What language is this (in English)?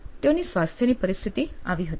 Gujarati